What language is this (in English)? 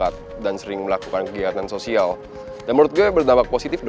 Indonesian